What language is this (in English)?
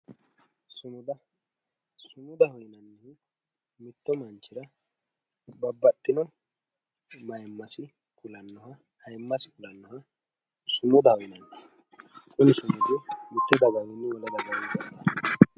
Sidamo